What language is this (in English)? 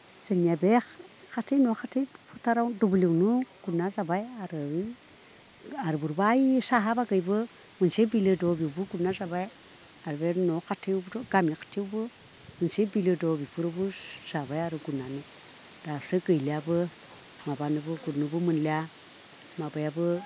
Bodo